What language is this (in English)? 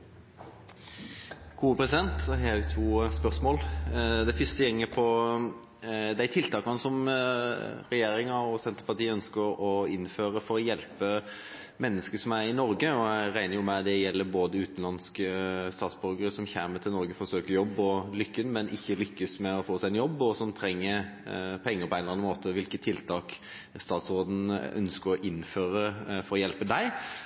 Norwegian Bokmål